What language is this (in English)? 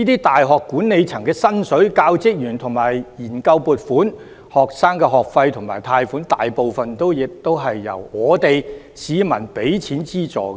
Cantonese